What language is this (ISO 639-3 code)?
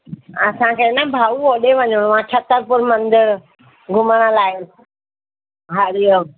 snd